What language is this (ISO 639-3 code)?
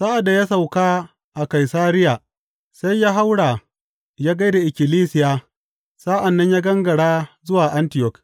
hau